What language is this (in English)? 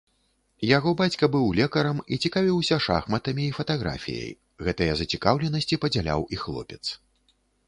Belarusian